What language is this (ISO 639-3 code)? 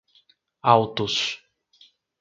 por